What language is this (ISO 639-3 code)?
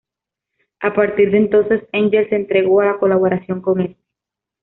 spa